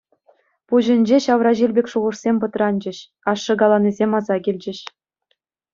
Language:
Chuvash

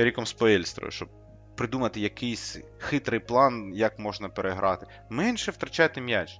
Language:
Ukrainian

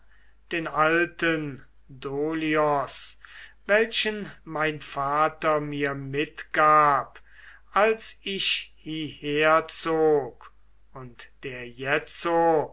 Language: German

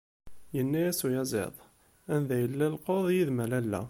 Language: Kabyle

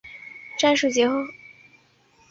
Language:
Chinese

